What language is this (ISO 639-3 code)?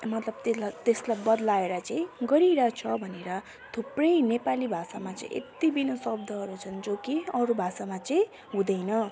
nep